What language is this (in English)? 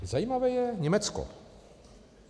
Czech